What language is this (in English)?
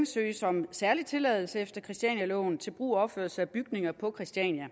Danish